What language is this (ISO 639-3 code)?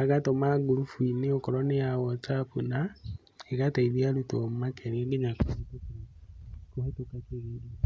kik